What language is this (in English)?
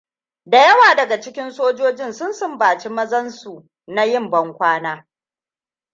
Hausa